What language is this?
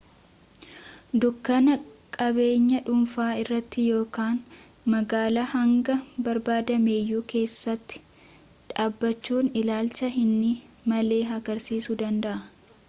Oromo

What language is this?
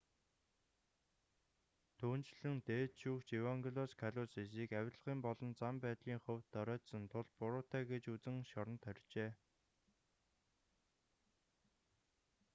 Mongolian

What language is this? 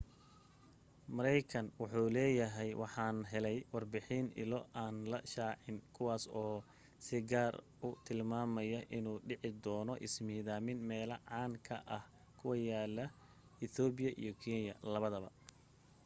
Somali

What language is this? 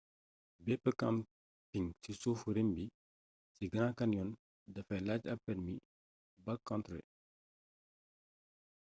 Wolof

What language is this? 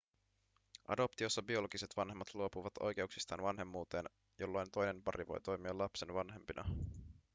Finnish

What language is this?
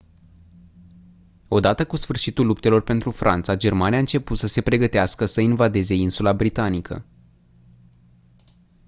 Romanian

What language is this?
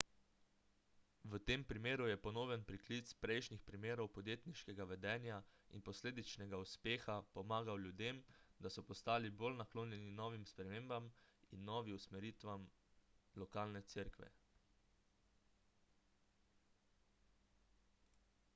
Slovenian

